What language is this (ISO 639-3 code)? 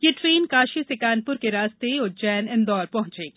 hin